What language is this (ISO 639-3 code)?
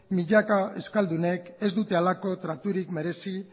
eus